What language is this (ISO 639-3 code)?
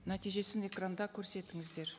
kaz